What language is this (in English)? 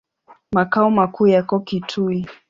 Swahili